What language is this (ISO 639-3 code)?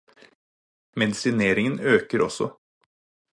nob